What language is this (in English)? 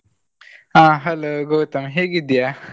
Kannada